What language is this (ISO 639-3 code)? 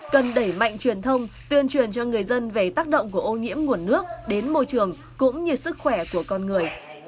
vie